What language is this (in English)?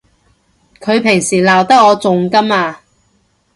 Cantonese